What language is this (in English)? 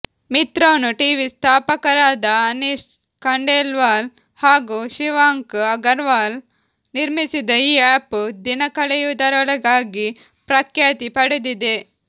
Kannada